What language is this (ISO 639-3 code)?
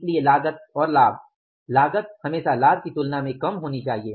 hin